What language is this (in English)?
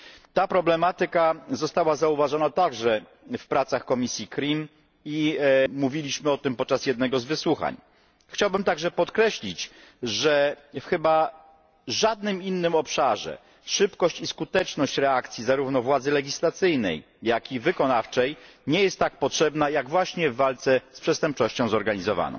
Polish